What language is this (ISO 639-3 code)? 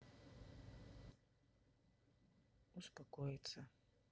rus